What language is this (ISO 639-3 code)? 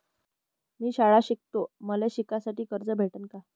mar